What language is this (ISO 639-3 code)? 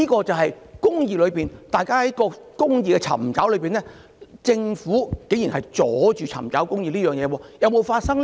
yue